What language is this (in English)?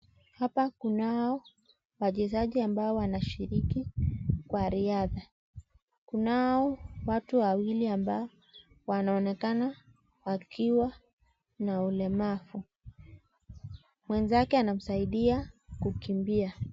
Swahili